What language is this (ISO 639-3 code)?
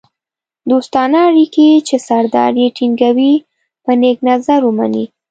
pus